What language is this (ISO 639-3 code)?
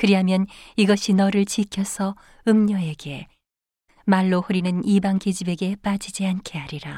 kor